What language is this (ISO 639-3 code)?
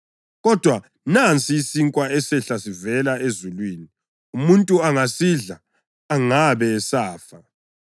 nde